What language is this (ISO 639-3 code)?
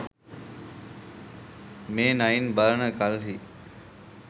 sin